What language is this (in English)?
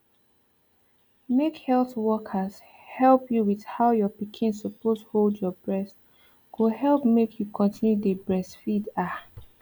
Nigerian Pidgin